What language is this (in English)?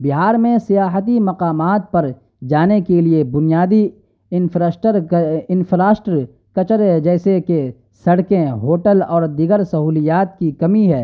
Urdu